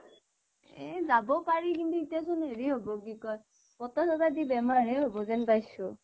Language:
Assamese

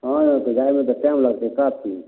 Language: Maithili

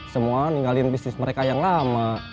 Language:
Indonesian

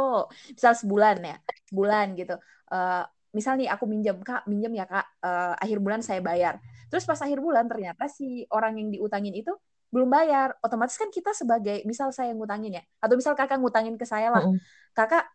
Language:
Indonesian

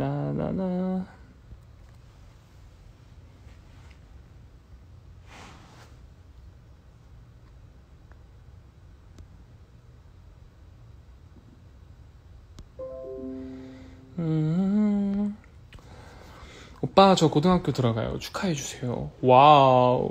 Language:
Korean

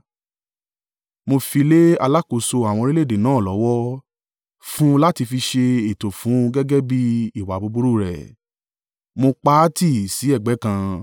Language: Yoruba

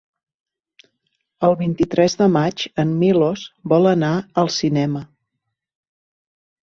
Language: Catalan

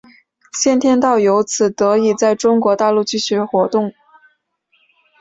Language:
Chinese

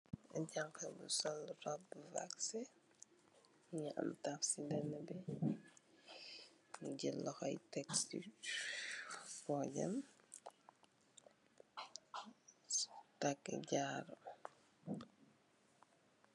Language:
Wolof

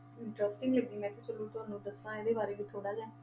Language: Punjabi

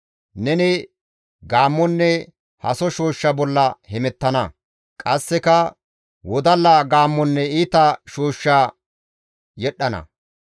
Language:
Gamo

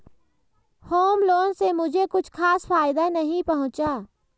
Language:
Hindi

